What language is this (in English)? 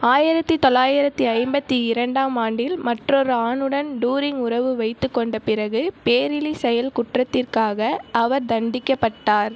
Tamil